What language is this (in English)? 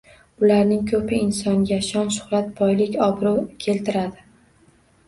Uzbek